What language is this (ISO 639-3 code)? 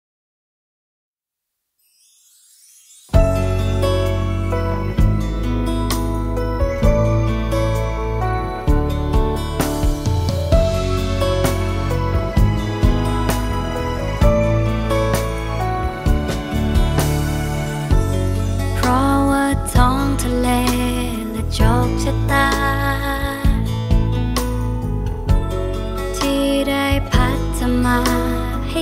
tha